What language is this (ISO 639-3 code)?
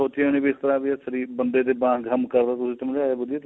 pan